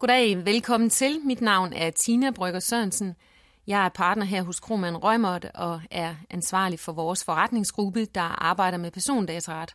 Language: Danish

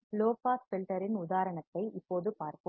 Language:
Tamil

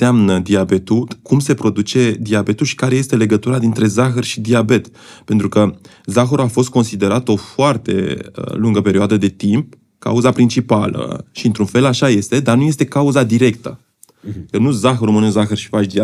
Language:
Romanian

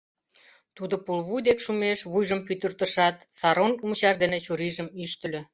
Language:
Mari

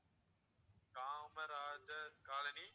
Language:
Tamil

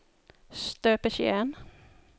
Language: Norwegian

